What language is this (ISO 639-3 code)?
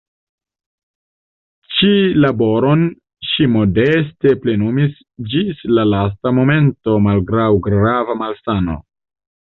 epo